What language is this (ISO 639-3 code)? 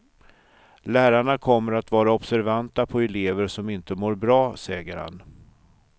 swe